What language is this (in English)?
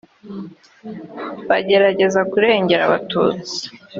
Kinyarwanda